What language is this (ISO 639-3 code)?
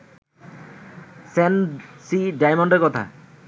ben